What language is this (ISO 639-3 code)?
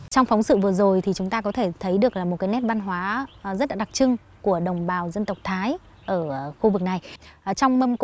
vie